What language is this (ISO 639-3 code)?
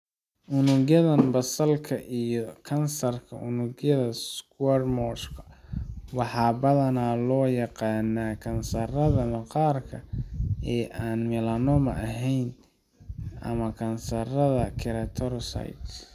som